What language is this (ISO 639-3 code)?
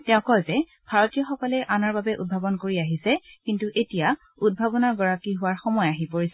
asm